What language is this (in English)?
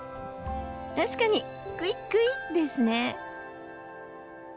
Japanese